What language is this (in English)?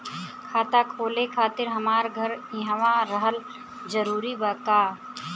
Bhojpuri